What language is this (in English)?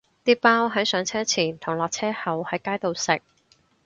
Cantonese